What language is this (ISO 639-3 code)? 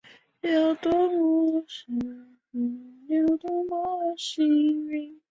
zho